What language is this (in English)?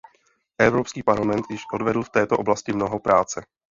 Czech